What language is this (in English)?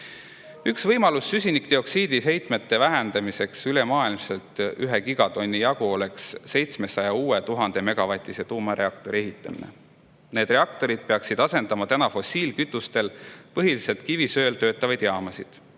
Estonian